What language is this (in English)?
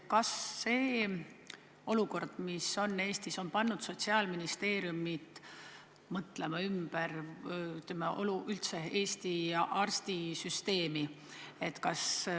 Estonian